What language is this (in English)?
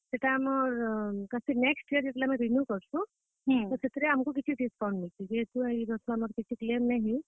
Odia